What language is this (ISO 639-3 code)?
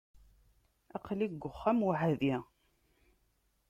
kab